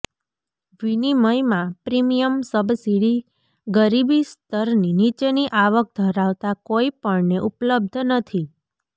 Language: Gujarati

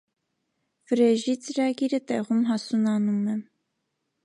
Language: Armenian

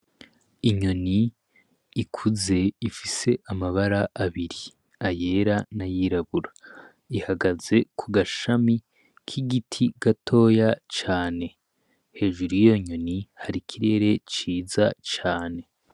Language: Rundi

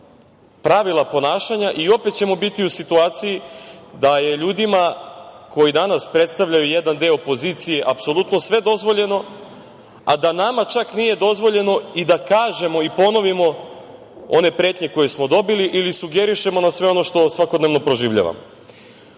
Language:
Serbian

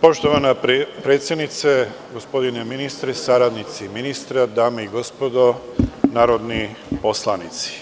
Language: Serbian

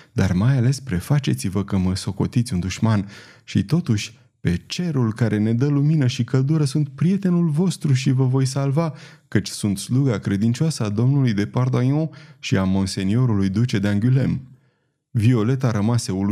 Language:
Romanian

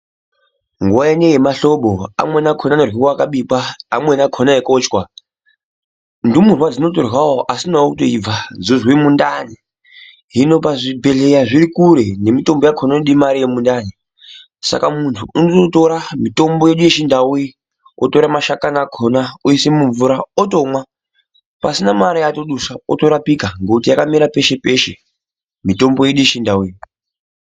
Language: Ndau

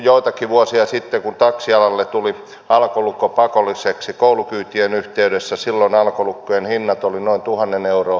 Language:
Finnish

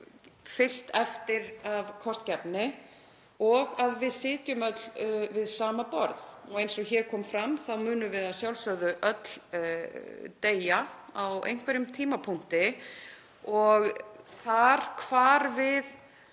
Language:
Icelandic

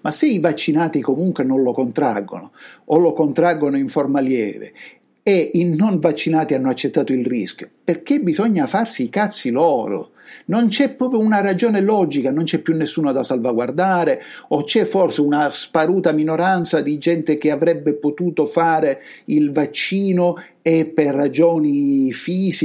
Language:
Italian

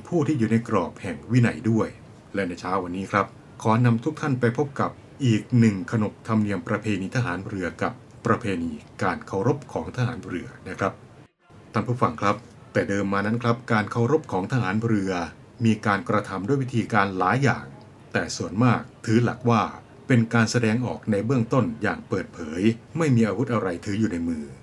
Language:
Thai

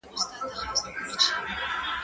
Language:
Pashto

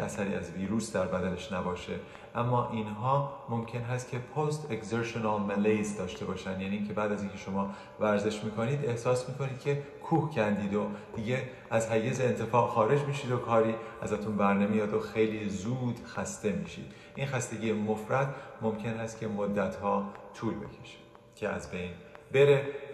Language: Persian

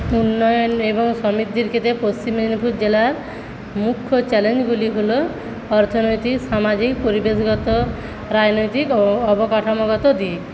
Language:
Bangla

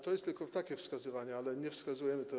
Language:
Polish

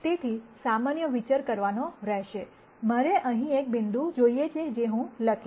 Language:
Gujarati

